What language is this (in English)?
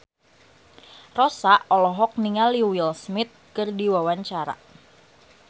Sundanese